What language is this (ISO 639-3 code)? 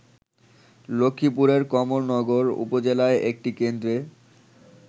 ben